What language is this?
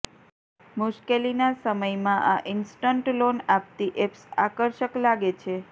Gujarati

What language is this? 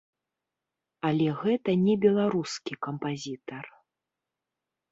Belarusian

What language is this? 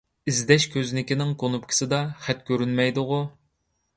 Uyghur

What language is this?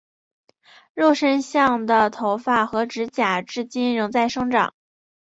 Chinese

